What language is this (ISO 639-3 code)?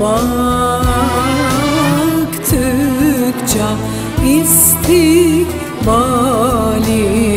tur